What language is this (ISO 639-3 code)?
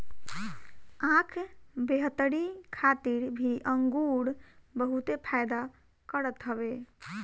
bho